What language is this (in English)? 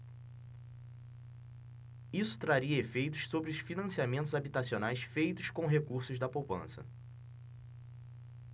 Portuguese